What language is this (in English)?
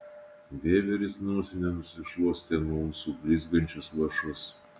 Lithuanian